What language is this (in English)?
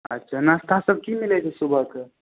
Maithili